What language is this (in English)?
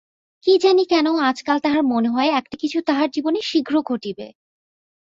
Bangla